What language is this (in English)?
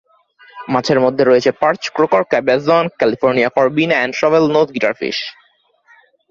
Bangla